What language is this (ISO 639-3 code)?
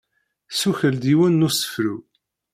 kab